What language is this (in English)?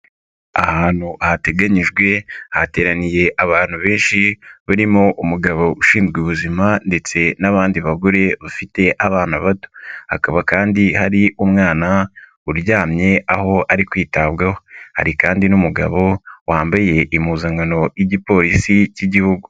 Kinyarwanda